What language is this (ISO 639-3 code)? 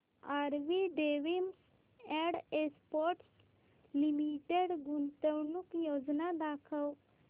mar